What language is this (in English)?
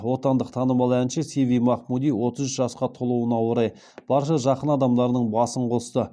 Kazakh